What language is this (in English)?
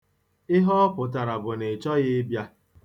Igbo